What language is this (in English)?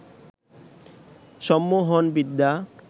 Bangla